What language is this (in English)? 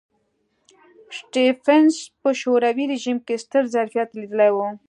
Pashto